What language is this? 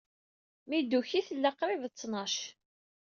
Kabyle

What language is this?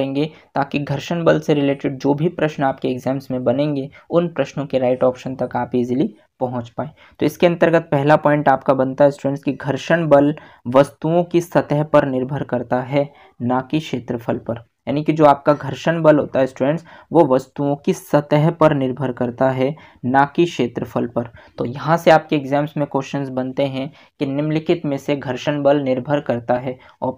Hindi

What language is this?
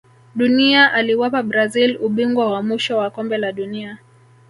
Swahili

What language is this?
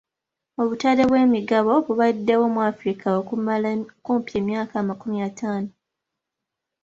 Ganda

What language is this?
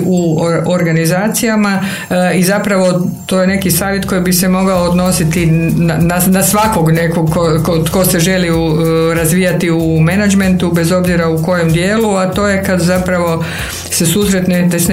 Croatian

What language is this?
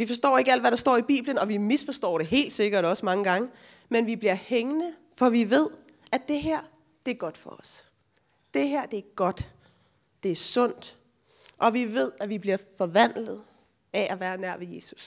Danish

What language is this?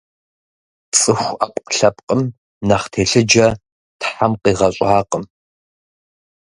Kabardian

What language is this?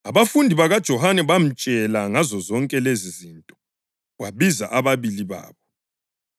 North Ndebele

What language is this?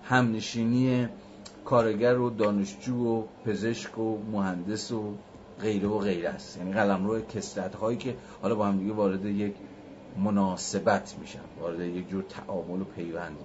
Persian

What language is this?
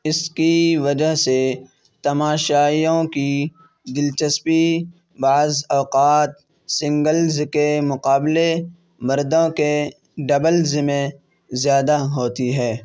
Urdu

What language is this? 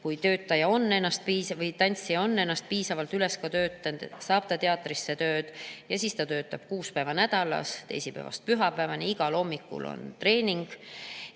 Estonian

